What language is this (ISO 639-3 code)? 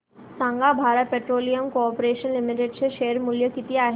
mar